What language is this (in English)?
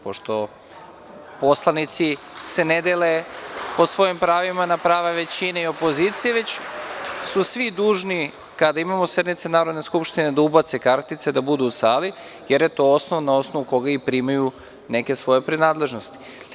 Serbian